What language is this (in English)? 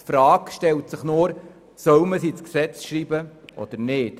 Swiss German